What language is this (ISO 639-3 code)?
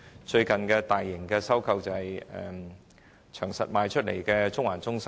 yue